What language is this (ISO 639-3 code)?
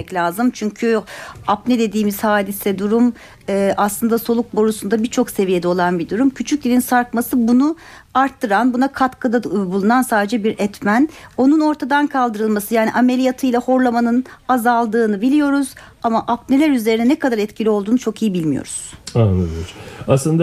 tur